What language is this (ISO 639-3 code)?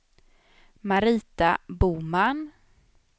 swe